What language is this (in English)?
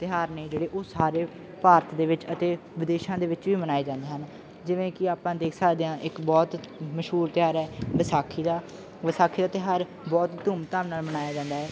Punjabi